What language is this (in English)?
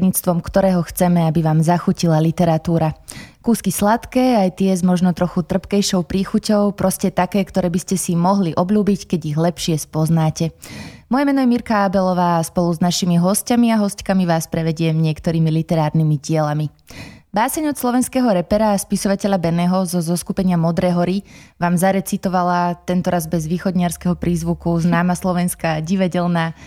Slovak